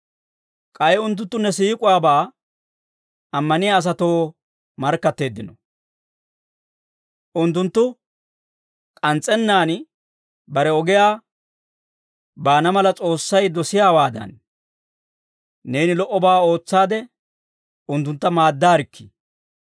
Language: Dawro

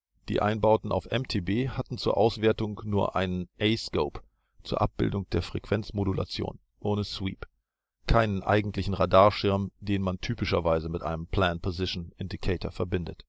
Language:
German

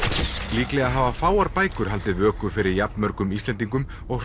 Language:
Icelandic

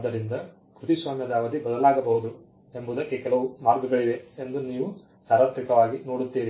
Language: Kannada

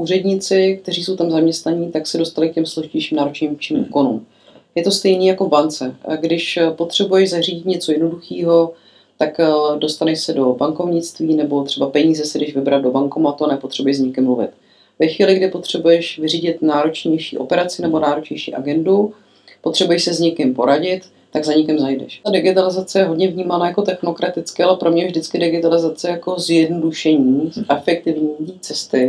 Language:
Czech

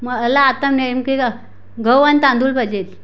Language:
Marathi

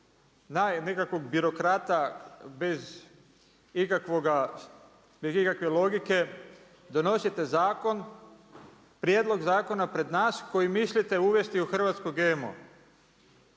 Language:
Croatian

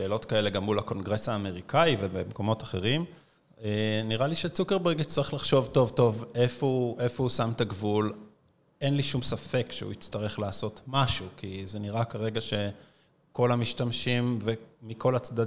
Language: Hebrew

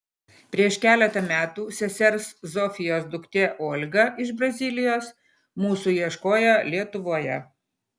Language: Lithuanian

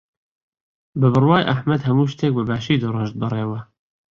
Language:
Central Kurdish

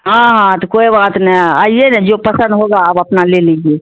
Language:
Urdu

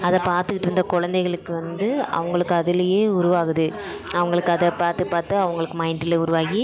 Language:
Tamil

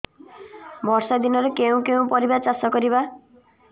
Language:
Odia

